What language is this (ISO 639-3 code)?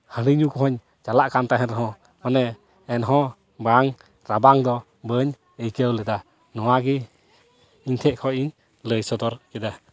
sat